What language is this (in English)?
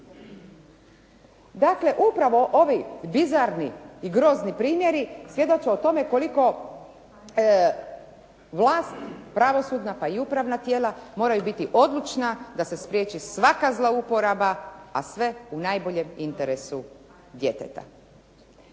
Croatian